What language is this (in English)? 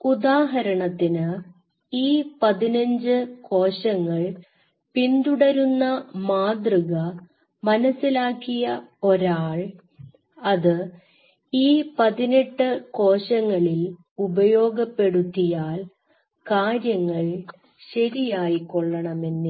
Malayalam